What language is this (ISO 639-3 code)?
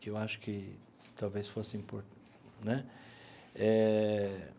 por